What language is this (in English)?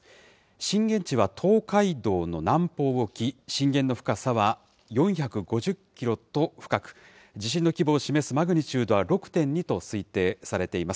Japanese